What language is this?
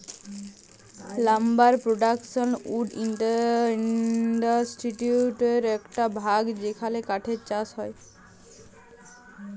Bangla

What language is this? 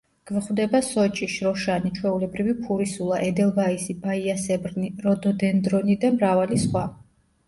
Georgian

